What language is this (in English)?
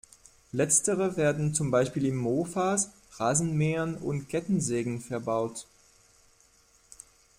German